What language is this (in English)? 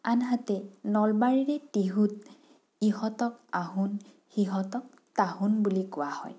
Assamese